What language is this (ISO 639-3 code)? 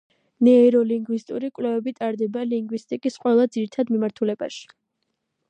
kat